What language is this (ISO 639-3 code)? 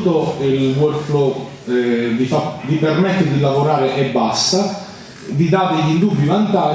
ita